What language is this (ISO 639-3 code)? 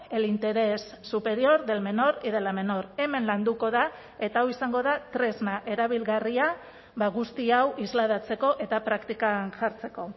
eus